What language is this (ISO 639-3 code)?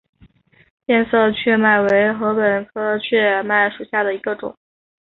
zho